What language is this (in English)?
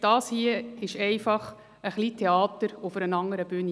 Swiss German